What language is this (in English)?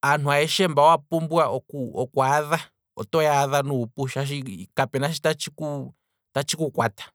Kwambi